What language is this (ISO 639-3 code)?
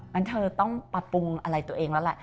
tha